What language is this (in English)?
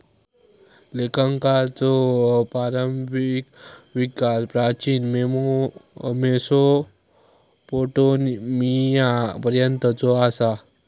Marathi